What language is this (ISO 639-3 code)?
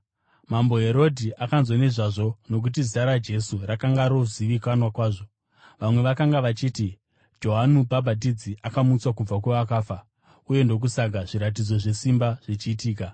sna